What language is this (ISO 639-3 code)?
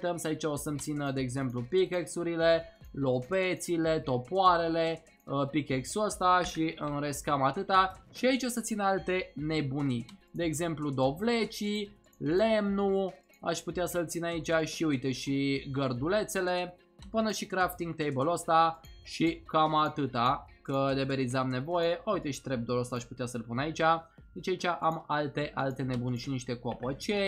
ron